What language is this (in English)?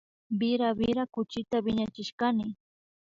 Imbabura Highland Quichua